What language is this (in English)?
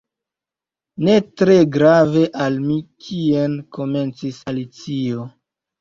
Esperanto